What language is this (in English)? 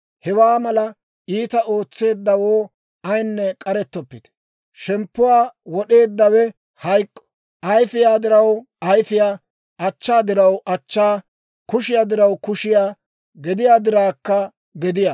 Dawro